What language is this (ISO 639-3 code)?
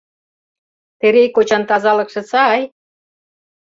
chm